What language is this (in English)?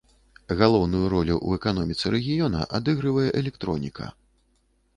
Belarusian